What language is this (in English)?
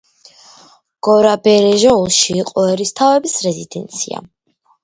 Georgian